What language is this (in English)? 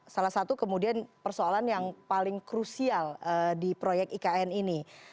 Indonesian